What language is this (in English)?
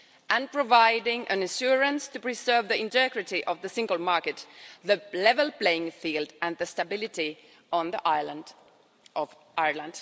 English